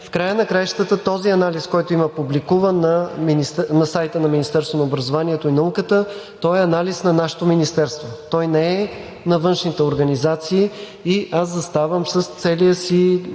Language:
Bulgarian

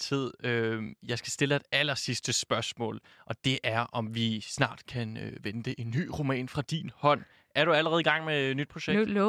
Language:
Danish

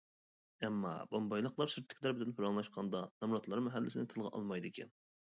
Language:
Uyghur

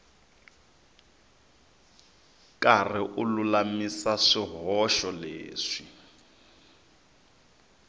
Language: Tsonga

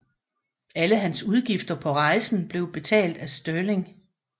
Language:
Danish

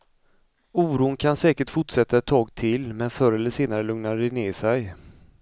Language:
Swedish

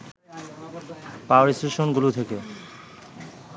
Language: Bangla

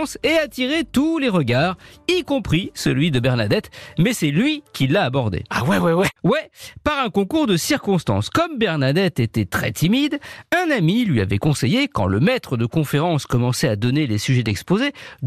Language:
French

